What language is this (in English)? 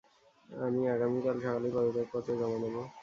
Bangla